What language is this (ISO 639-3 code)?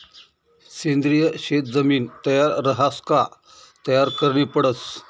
mar